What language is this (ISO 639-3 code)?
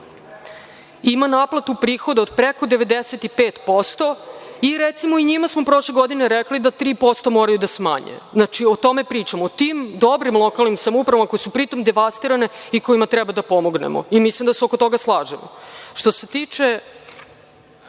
srp